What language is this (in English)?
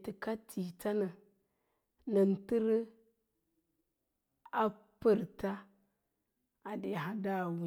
Lala-Roba